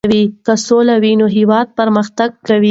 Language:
Pashto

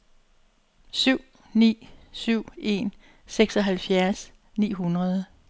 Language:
Danish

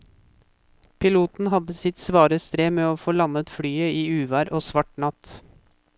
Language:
Norwegian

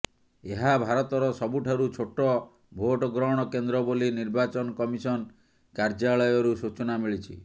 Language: Odia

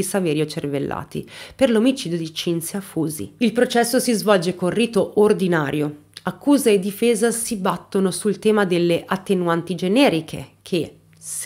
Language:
Italian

